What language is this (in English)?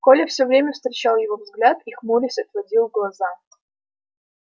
Russian